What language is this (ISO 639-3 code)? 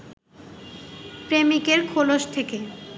ben